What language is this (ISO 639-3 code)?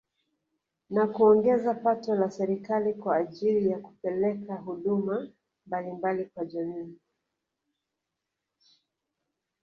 swa